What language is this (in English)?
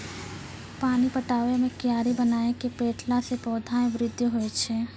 Maithili